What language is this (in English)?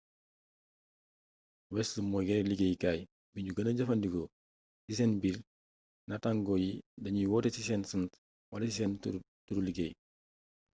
Wolof